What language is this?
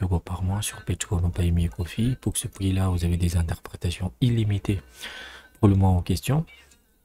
French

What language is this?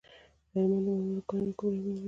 Pashto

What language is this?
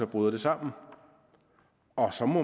Danish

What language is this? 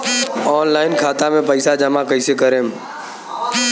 Bhojpuri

